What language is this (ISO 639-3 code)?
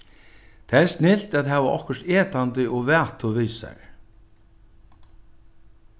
fao